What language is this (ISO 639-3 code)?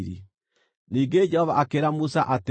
kik